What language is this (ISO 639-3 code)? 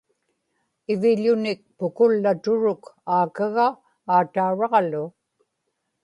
ipk